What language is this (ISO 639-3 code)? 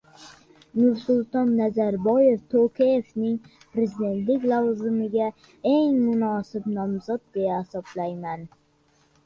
uzb